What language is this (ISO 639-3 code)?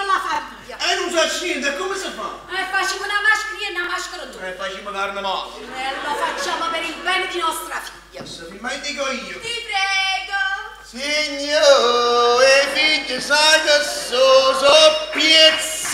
ita